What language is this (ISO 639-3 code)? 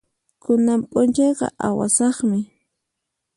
qxp